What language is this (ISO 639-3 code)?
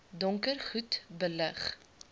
afr